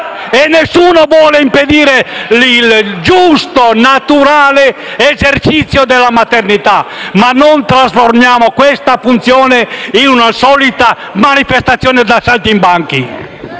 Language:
Italian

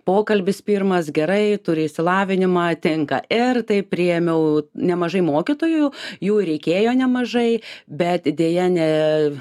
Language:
Lithuanian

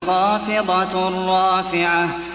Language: Arabic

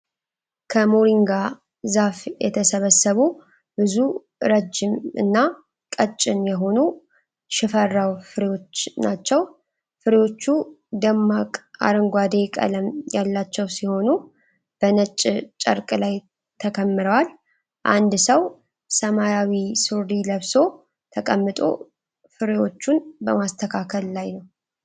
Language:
Amharic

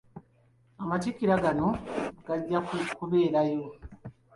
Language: Ganda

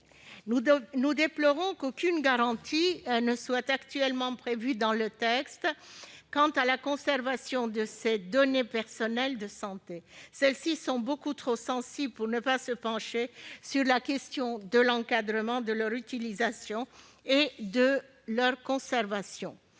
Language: French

